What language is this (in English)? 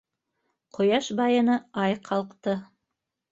Bashkir